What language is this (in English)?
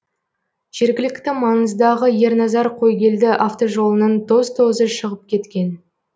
Kazakh